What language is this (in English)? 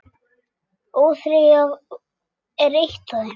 Icelandic